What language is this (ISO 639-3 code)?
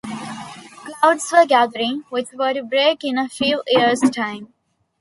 eng